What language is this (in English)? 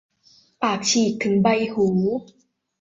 Thai